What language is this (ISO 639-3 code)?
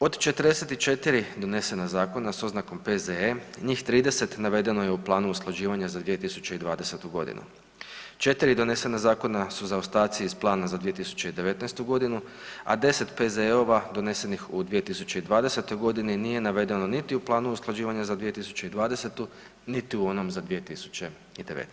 hrv